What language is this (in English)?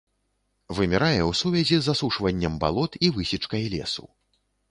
Belarusian